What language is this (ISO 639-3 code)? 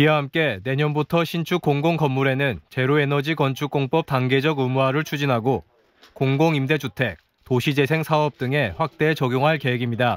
kor